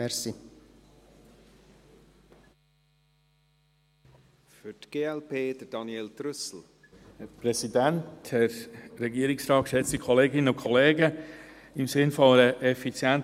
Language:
Swiss German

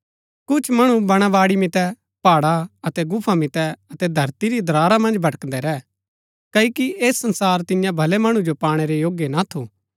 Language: Gaddi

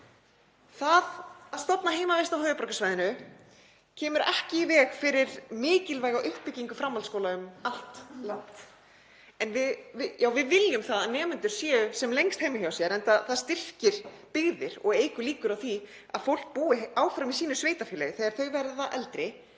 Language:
Icelandic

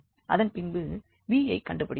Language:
Tamil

